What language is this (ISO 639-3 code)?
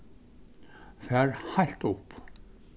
fao